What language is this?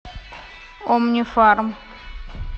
Russian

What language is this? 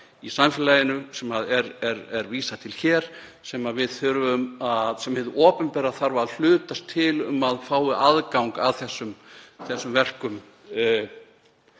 Icelandic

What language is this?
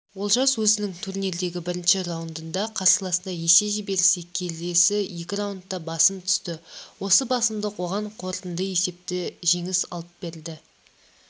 Kazakh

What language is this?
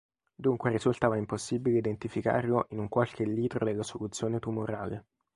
Italian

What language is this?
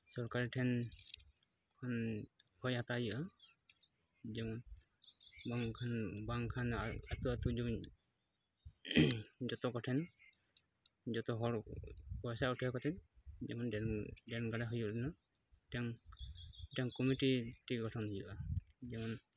Santali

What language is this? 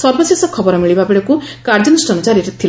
Odia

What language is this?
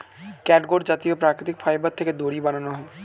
Bangla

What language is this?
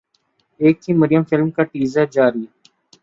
Urdu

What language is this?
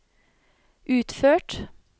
Norwegian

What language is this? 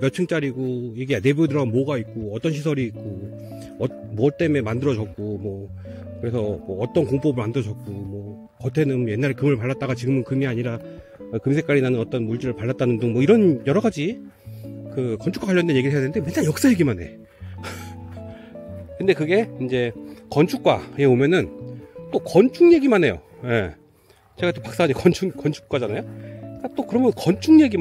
Korean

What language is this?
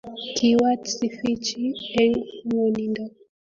Kalenjin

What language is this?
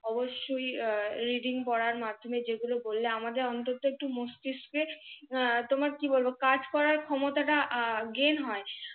Bangla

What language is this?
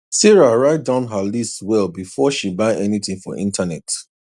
Nigerian Pidgin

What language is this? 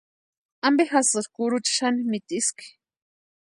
Western Highland Purepecha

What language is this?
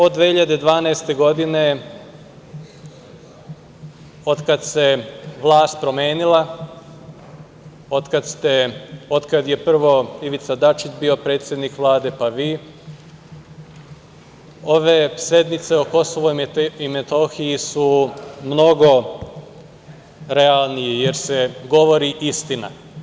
Serbian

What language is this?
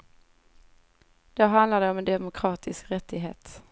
Swedish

